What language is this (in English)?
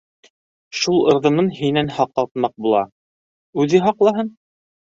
Bashkir